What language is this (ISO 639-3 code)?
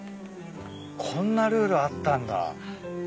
jpn